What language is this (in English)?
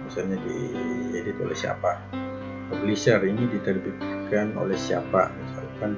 Indonesian